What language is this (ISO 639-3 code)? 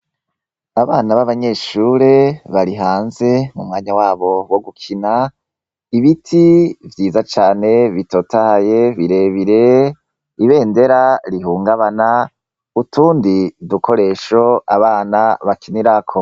run